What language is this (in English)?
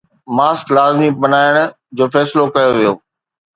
Sindhi